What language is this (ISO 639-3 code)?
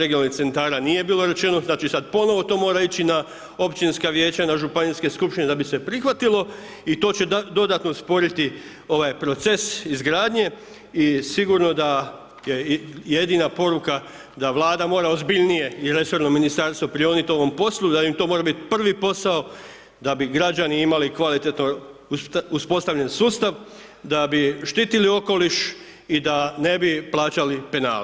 hrv